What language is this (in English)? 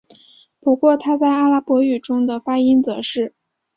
Chinese